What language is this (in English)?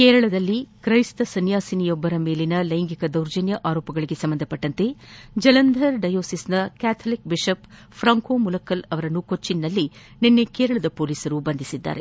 Kannada